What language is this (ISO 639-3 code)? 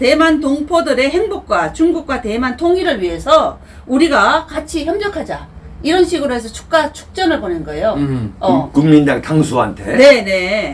kor